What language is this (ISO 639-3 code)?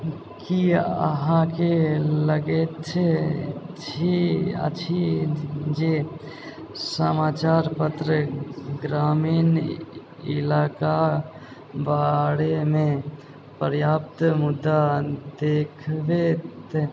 mai